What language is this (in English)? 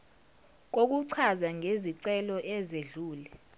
Zulu